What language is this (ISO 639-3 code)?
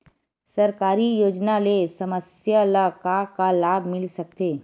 hne